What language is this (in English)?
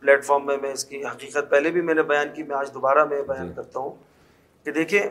Urdu